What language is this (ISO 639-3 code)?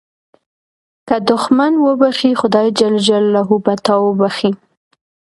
pus